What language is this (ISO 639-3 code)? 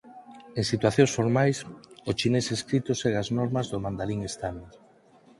glg